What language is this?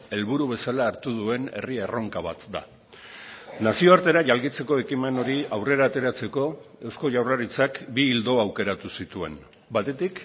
Basque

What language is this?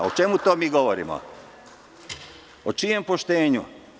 Serbian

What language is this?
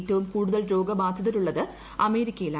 Malayalam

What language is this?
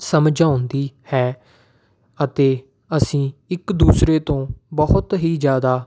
Punjabi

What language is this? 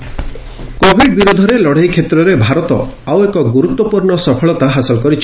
Odia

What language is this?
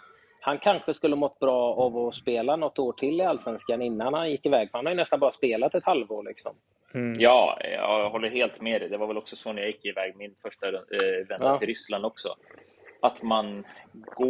Swedish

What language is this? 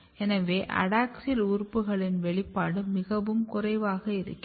Tamil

